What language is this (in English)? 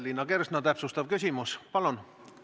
Estonian